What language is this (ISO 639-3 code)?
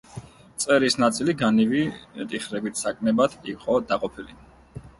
kat